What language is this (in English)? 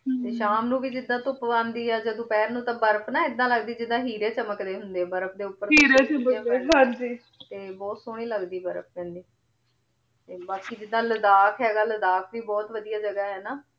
Punjabi